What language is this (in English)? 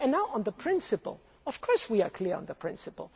English